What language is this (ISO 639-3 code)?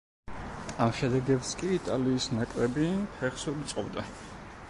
kat